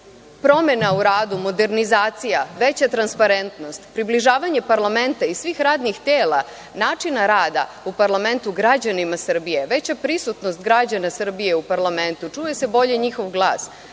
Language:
Serbian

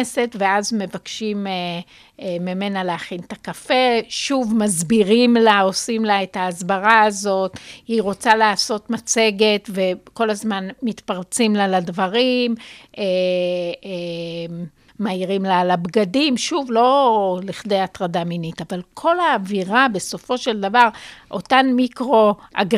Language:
Hebrew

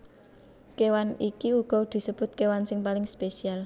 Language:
Javanese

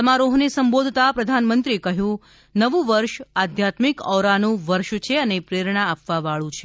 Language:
Gujarati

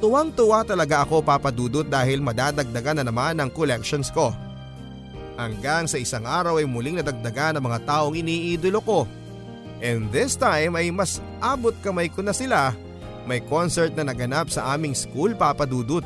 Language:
Filipino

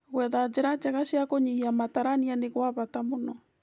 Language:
Kikuyu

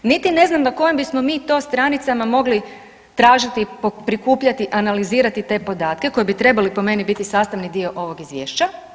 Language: Croatian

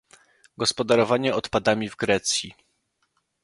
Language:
Polish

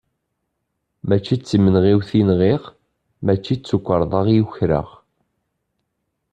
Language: Kabyle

